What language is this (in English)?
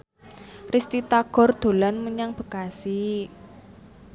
Javanese